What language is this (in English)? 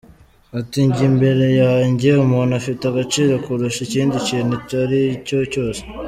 Kinyarwanda